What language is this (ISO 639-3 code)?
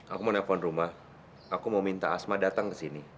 ind